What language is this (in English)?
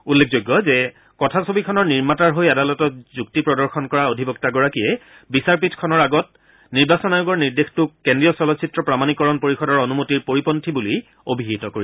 Assamese